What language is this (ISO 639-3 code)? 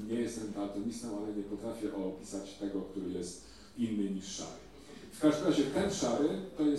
pol